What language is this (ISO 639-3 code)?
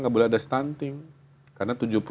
ind